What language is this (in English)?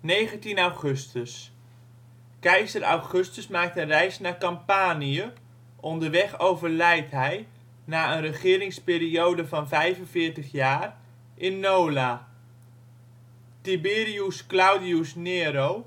Dutch